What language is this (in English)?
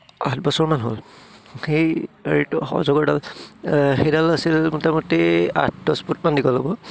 Assamese